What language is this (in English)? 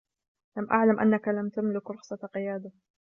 Arabic